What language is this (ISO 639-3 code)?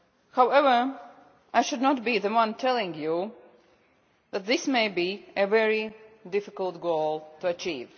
eng